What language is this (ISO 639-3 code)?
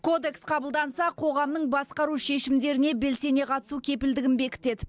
kaz